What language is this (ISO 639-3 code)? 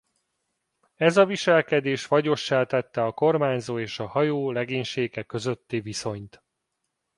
hun